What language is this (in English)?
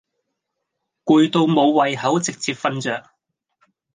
Cantonese